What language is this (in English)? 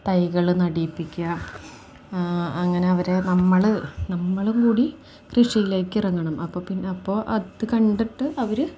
Malayalam